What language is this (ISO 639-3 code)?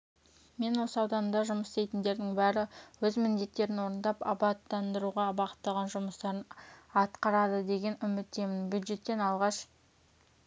kaz